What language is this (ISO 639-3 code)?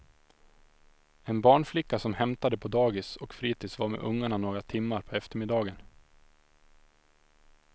swe